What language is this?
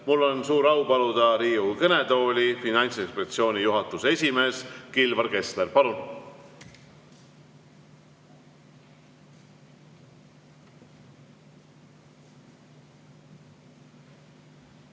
Estonian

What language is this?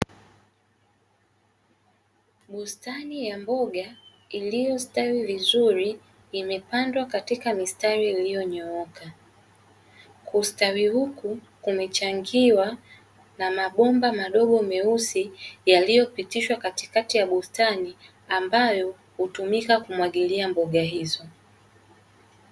Swahili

